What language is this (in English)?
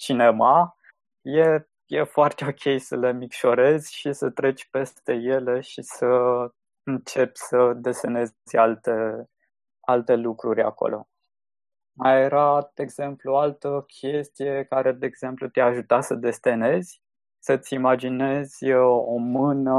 Romanian